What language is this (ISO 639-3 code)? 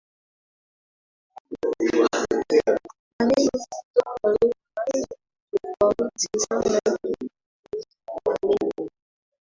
swa